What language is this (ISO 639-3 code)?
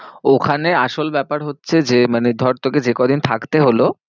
ben